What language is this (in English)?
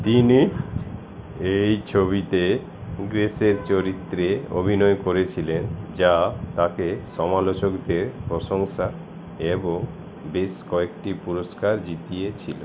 Bangla